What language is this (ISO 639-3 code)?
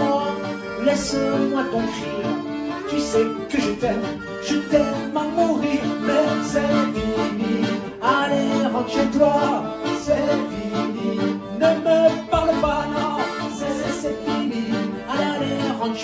fra